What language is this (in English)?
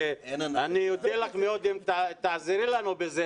Hebrew